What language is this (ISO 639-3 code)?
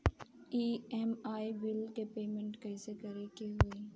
bho